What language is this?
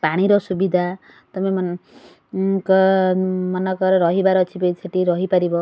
Odia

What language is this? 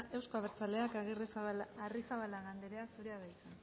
Basque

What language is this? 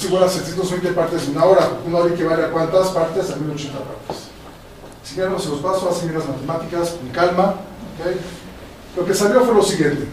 Spanish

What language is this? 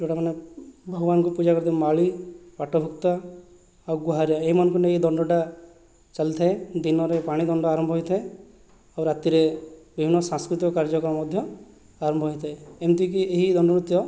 Odia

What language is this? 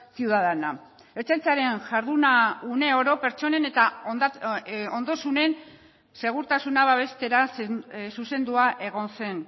Basque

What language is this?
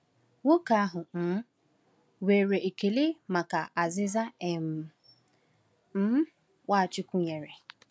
Igbo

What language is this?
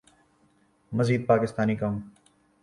Urdu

